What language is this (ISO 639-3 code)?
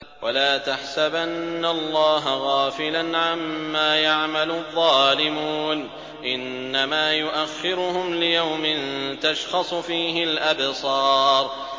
ara